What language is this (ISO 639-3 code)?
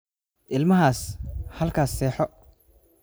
som